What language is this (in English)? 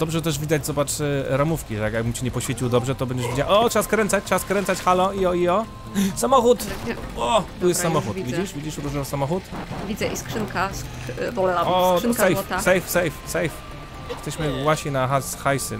Polish